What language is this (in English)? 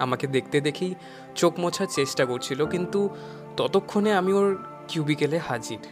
Bangla